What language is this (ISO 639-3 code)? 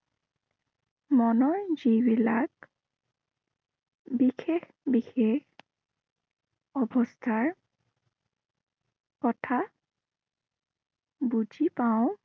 asm